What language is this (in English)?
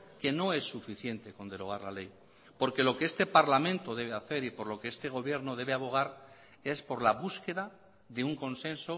Spanish